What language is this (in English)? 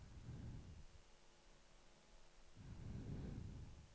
Norwegian